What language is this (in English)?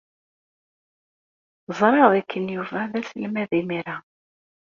Kabyle